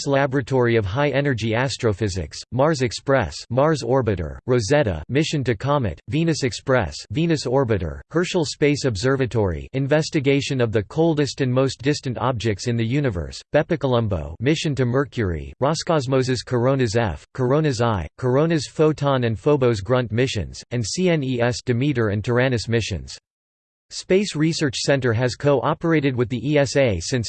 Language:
English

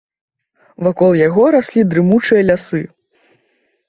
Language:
Belarusian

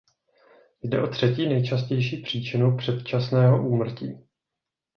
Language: Czech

